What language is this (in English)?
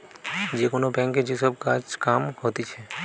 Bangla